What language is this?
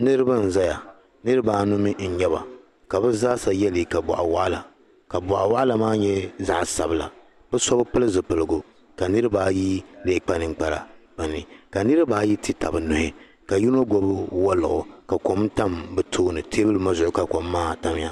Dagbani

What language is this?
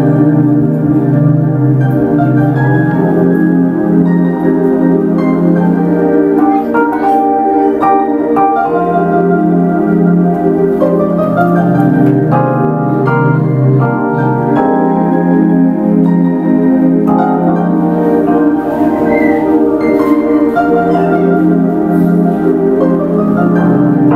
Hungarian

